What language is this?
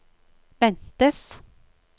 Norwegian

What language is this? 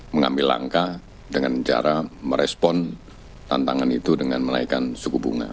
Indonesian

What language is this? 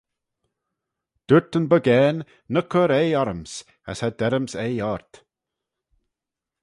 Manx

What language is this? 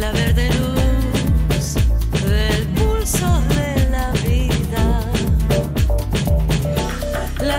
Spanish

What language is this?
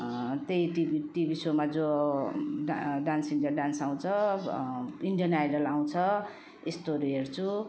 Nepali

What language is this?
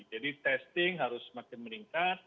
Indonesian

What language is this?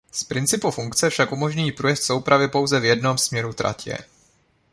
Czech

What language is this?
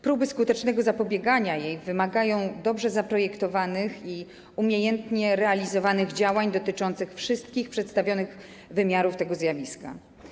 Polish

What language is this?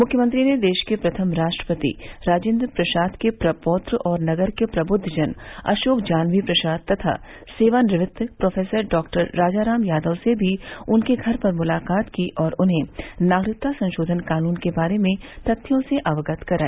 Hindi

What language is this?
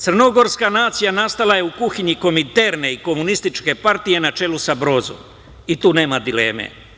Serbian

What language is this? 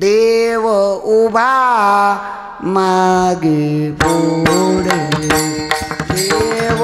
Hindi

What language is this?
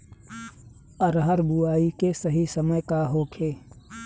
Bhojpuri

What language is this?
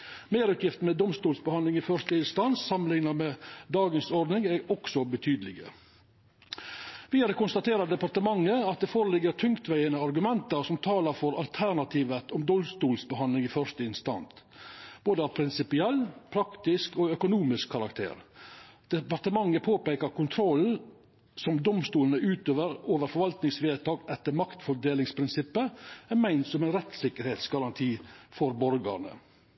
Norwegian Nynorsk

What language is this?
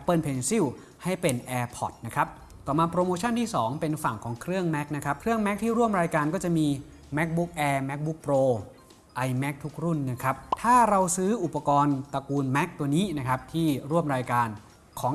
Thai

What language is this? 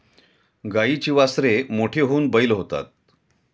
Marathi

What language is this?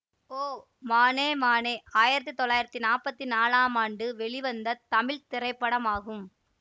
Tamil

